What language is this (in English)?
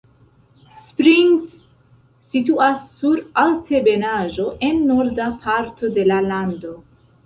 Esperanto